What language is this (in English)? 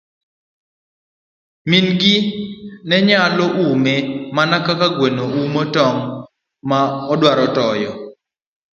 Luo (Kenya and Tanzania)